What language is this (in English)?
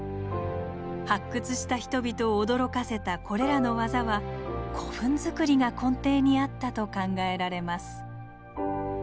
Japanese